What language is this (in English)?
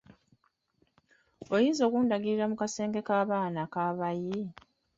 Ganda